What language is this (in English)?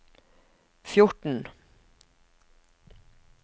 Norwegian